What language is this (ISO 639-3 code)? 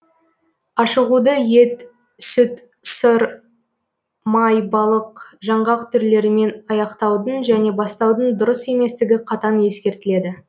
kaz